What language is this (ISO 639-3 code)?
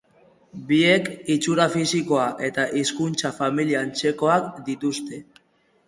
eus